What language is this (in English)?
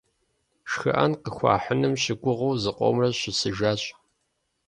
Kabardian